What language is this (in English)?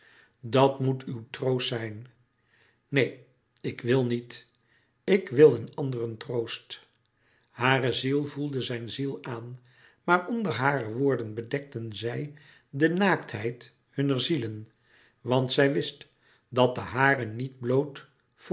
Dutch